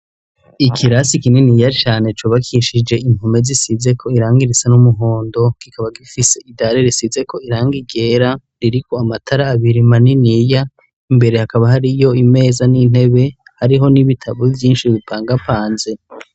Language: Rundi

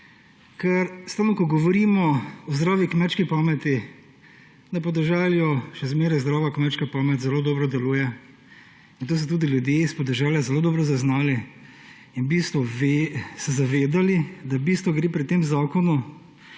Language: Slovenian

